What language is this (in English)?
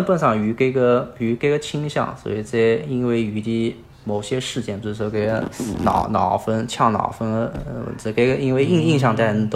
Chinese